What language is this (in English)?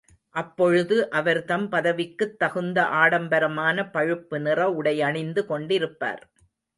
Tamil